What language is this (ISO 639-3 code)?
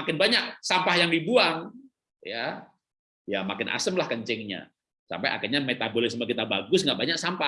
ind